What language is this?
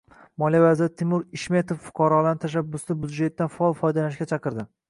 Uzbek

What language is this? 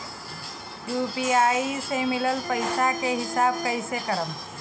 Bhojpuri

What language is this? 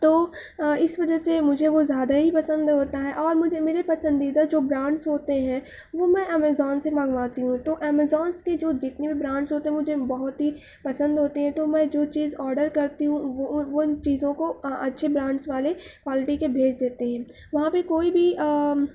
Urdu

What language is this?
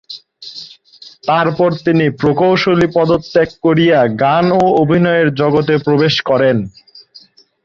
Bangla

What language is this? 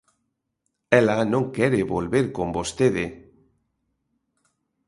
Galician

